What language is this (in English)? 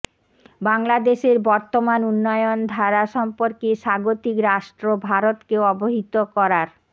Bangla